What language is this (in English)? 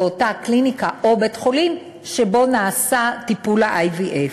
Hebrew